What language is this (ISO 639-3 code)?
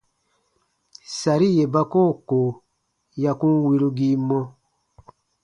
bba